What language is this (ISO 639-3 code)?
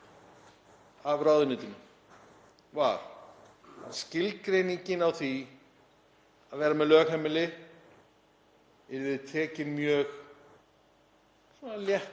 isl